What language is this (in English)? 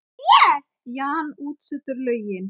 Icelandic